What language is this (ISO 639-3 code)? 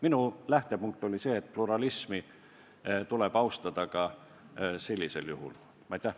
est